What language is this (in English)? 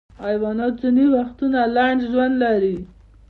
Pashto